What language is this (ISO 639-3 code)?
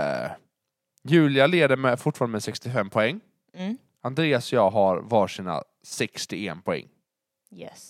swe